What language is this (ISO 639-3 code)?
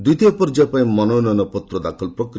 ori